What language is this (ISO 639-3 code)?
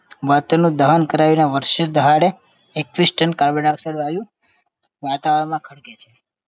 guj